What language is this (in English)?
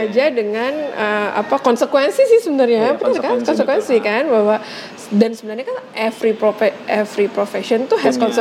Indonesian